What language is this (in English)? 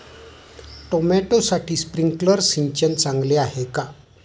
Marathi